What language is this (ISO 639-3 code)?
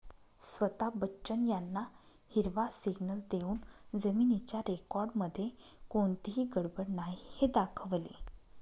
mar